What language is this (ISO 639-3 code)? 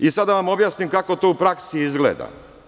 srp